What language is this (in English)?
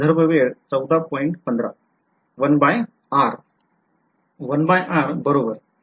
Marathi